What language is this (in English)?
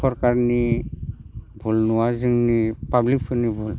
Bodo